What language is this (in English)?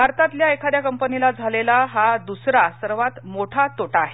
Marathi